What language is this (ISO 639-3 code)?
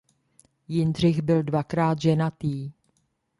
ces